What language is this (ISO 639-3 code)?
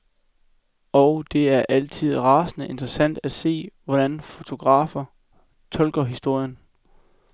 dan